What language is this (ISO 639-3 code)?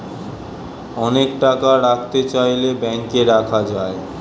ben